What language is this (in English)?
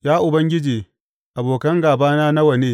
Hausa